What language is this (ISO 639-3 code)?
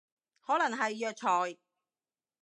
yue